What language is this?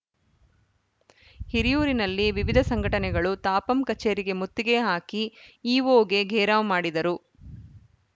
Kannada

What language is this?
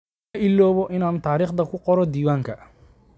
Somali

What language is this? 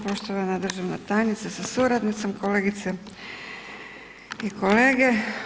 Croatian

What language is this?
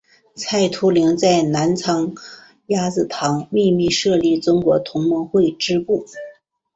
Chinese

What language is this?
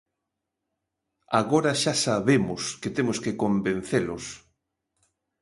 Galician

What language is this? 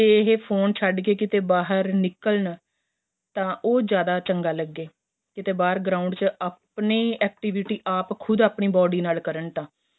Punjabi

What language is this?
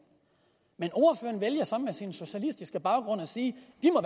Danish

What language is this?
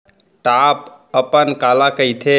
Chhattisgarhi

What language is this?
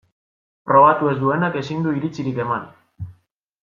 Basque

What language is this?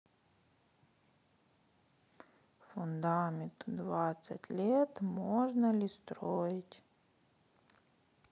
Russian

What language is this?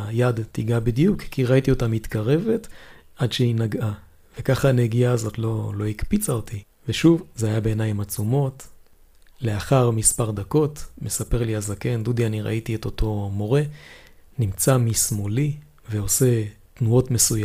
Hebrew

